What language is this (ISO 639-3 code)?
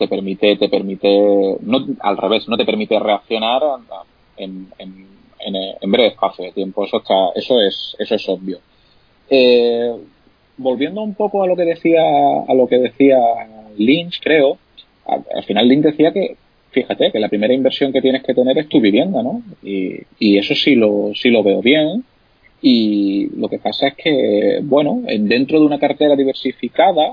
spa